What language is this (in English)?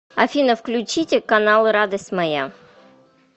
Russian